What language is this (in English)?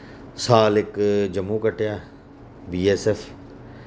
Dogri